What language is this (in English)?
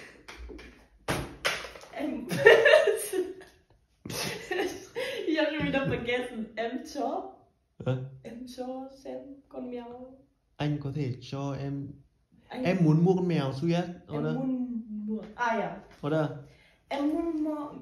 Vietnamese